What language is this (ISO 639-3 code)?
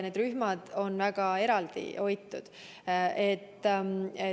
est